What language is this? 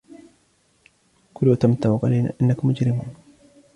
Arabic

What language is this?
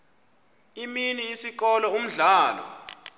Xhosa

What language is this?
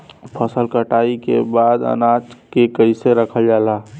Bhojpuri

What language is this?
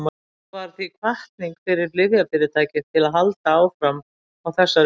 Icelandic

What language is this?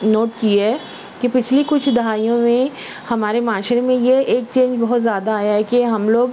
Urdu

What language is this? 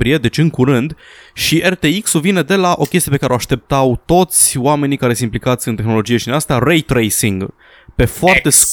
Romanian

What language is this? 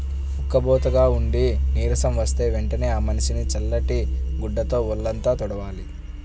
Telugu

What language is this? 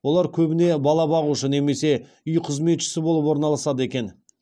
Kazakh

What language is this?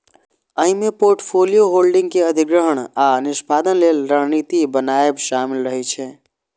Maithili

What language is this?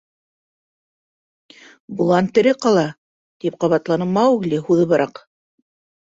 Bashkir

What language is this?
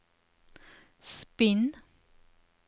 Norwegian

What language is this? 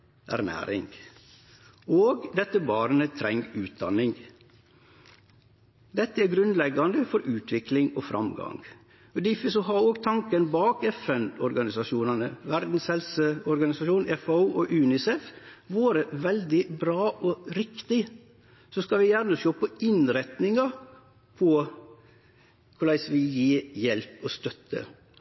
Norwegian Nynorsk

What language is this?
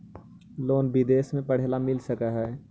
Magahi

